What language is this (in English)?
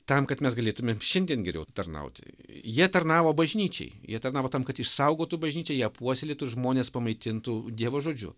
Lithuanian